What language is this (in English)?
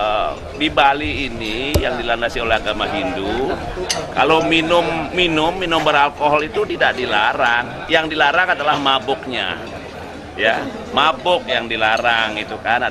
Indonesian